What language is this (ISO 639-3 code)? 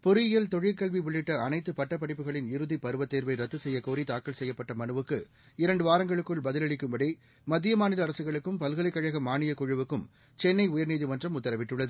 tam